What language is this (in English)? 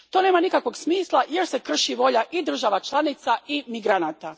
Croatian